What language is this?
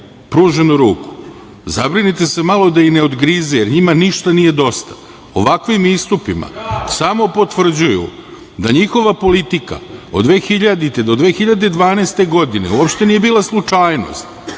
Serbian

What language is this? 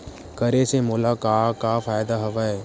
Chhattisgarhi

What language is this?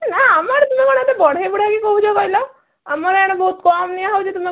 Odia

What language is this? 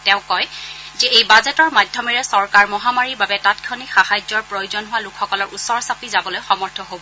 Assamese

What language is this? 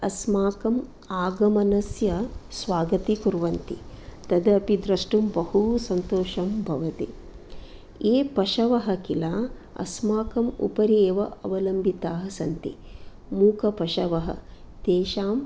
Sanskrit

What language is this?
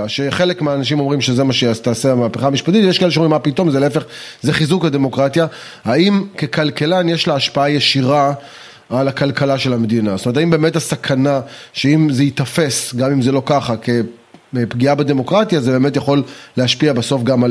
Hebrew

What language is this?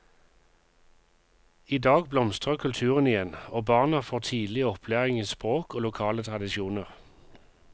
Norwegian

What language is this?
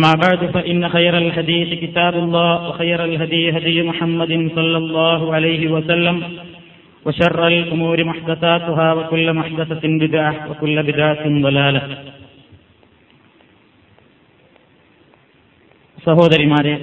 Malayalam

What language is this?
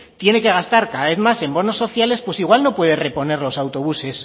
Spanish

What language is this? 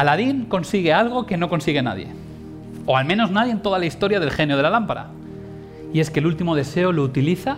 Spanish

